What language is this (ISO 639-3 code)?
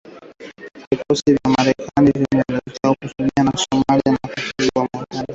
swa